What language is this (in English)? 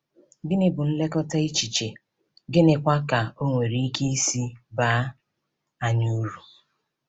Igbo